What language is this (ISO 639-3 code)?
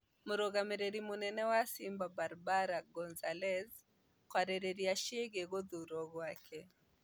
kik